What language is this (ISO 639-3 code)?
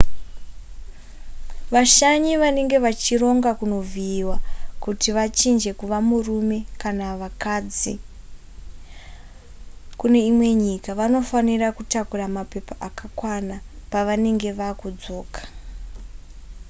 sna